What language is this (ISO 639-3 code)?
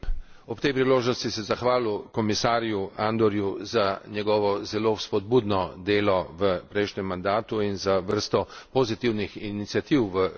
slv